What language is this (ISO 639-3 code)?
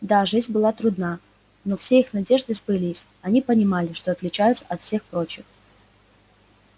rus